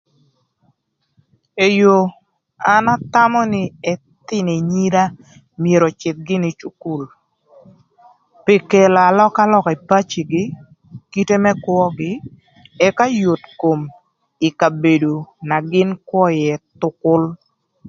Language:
Thur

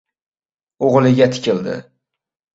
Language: Uzbek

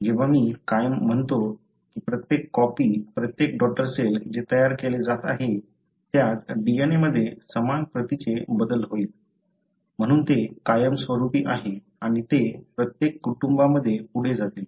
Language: Marathi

